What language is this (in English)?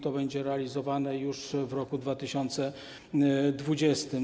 Polish